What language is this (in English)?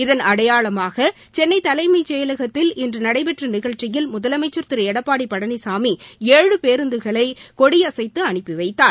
Tamil